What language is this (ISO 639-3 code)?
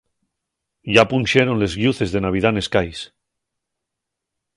ast